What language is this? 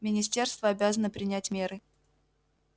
Russian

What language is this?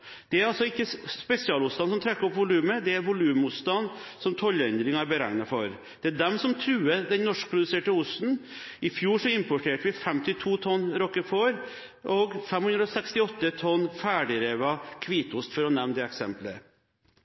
Norwegian Bokmål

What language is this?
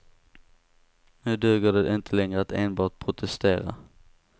Swedish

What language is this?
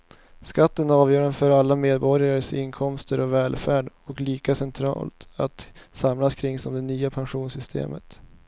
Swedish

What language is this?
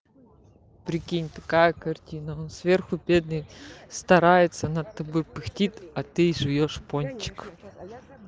Russian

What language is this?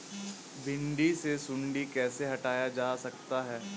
Hindi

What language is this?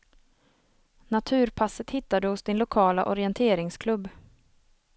Swedish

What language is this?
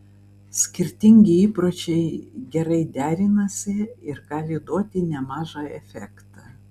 Lithuanian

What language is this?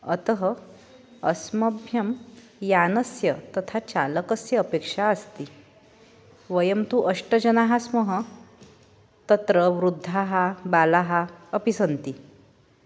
Sanskrit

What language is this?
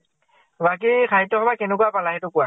Assamese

